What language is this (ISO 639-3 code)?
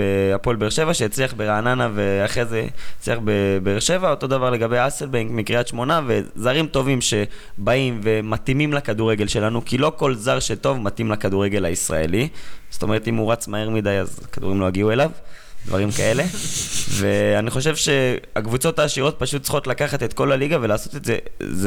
heb